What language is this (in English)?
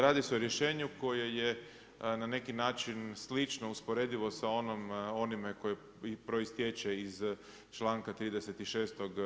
Croatian